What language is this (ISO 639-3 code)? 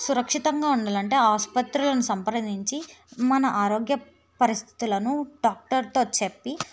tel